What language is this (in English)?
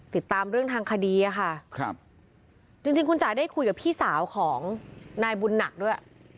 Thai